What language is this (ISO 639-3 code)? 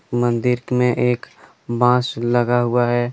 hin